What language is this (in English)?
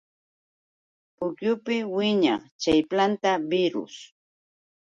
Yauyos Quechua